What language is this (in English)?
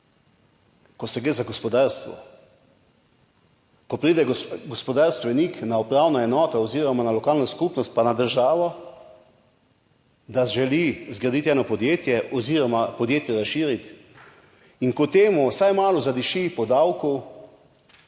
Slovenian